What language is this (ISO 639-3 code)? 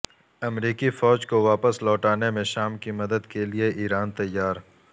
urd